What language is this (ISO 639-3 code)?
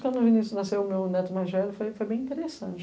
por